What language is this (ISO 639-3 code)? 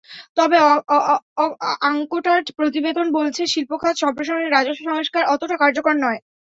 ben